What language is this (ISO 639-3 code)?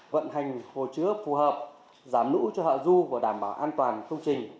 vie